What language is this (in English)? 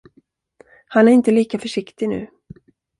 Swedish